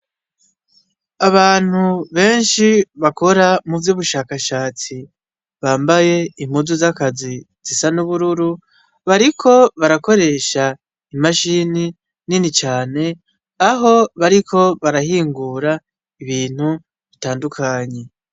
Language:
Rundi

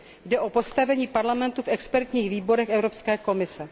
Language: Czech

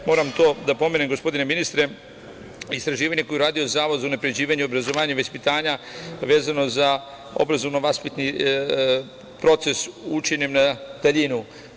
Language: Serbian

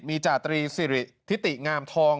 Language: Thai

